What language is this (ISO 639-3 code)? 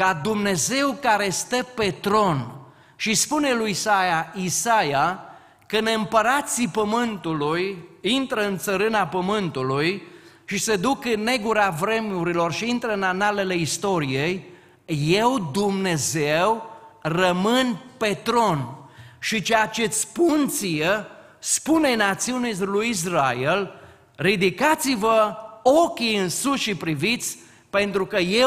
ron